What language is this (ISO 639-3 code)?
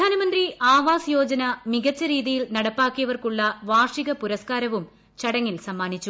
mal